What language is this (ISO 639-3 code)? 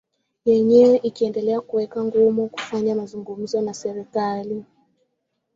swa